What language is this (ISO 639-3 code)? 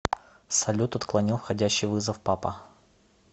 rus